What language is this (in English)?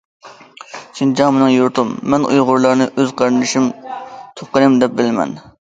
Uyghur